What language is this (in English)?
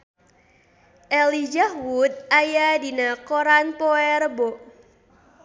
Sundanese